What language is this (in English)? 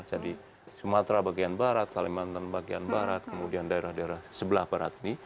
Indonesian